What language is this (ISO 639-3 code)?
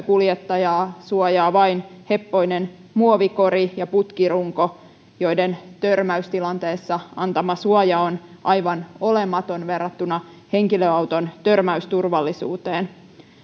fin